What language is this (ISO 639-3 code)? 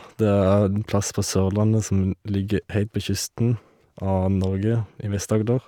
nor